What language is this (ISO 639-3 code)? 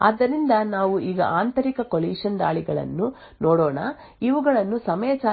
kan